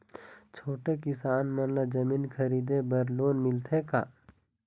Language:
Chhattisgarhi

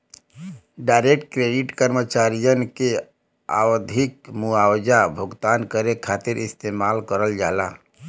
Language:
Bhojpuri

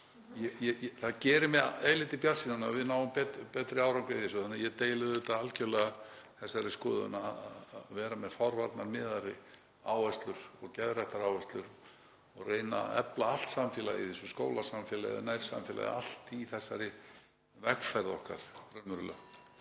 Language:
Icelandic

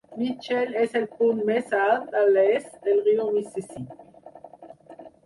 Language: Catalan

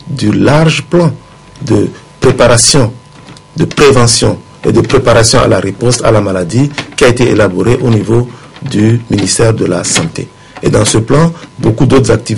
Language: French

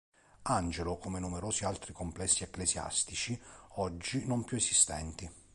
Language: Italian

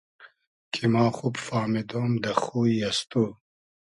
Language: Hazaragi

